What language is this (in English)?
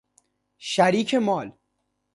Persian